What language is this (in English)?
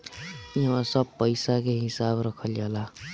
Bhojpuri